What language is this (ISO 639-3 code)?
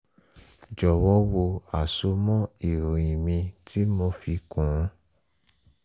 yor